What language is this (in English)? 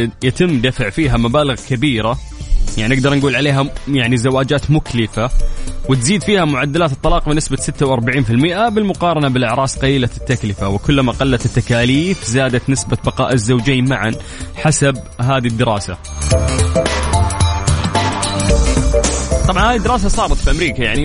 Arabic